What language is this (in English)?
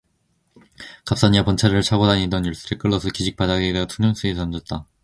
Korean